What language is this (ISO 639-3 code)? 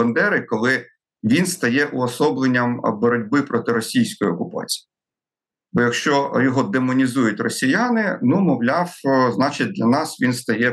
ukr